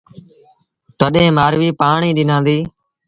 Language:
Sindhi Bhil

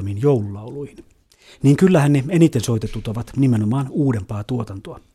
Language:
Finnish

